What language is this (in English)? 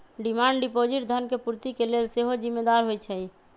Magahi